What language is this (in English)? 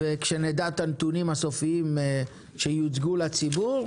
Hebrew